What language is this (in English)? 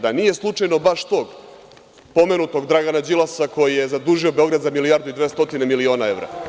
Serbian